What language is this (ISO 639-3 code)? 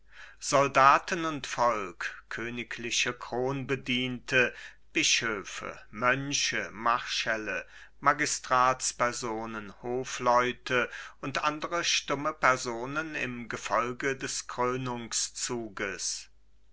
deu